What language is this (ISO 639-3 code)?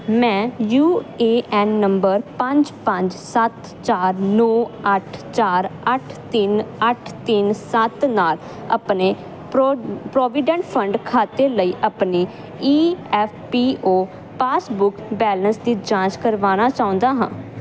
pan